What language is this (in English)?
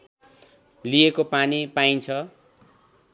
Nepali